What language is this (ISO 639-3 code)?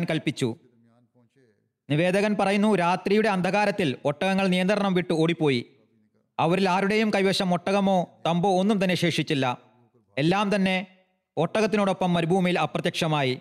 mal